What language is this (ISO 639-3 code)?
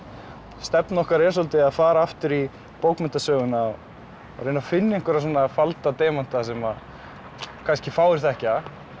isl